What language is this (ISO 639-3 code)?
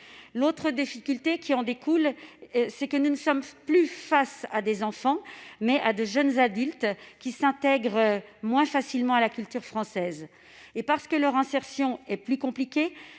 fra